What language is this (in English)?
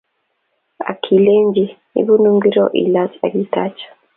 Kalenjin